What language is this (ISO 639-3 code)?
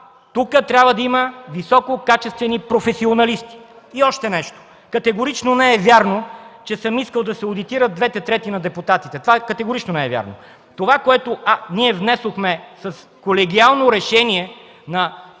bul